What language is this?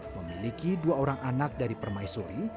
Indonesian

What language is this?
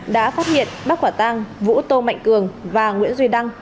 Vietnamese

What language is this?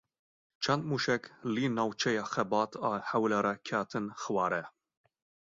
Kurdish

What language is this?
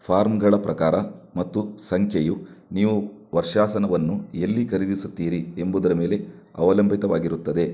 Kannada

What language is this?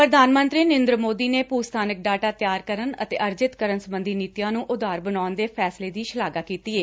Punjabi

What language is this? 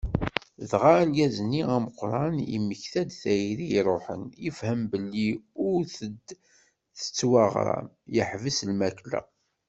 Kabyle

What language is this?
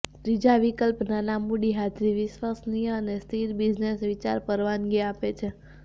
Gujarati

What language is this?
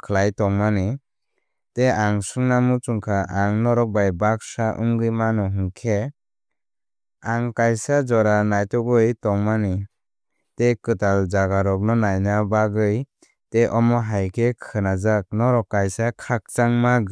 Kok Borok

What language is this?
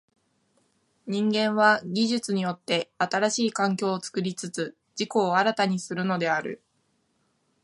Japanese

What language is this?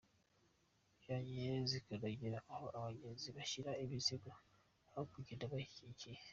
Kinyarwanda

